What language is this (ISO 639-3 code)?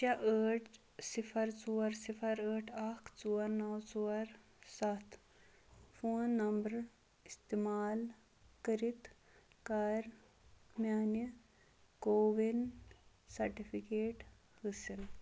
kas